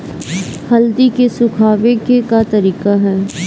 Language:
Bhojpuri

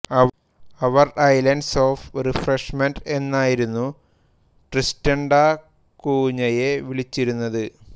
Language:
Malayalam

